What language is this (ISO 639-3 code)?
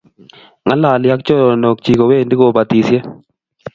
kln